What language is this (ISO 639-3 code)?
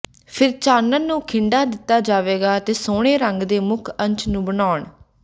pan